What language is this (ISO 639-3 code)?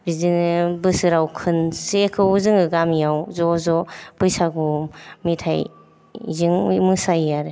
brx